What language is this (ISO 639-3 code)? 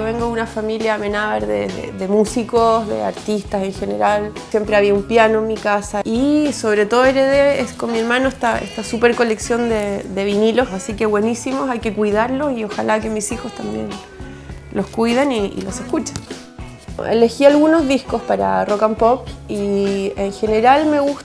spa